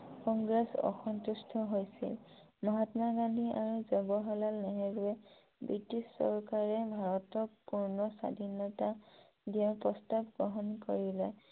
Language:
Assamese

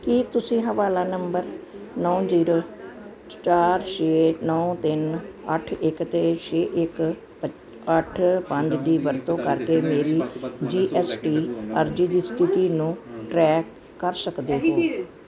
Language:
Punjabi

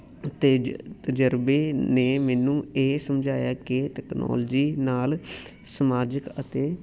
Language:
Punjabi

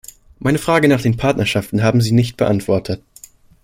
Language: German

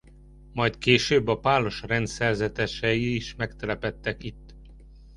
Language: Hungarian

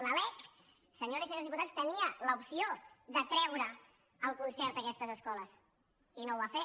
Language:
Catalan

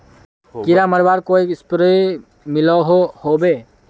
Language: Magahi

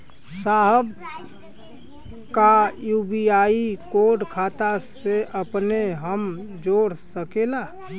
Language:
Bhojpuri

